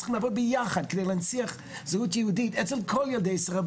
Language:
Hebrew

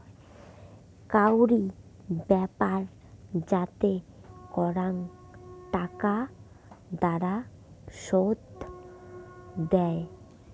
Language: Bangla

